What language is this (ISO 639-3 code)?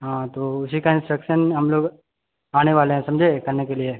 mai